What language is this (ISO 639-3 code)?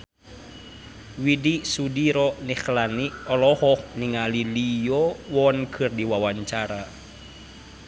sun